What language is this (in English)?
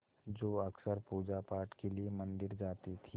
Hindi